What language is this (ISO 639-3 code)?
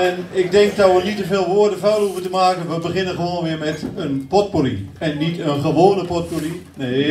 nld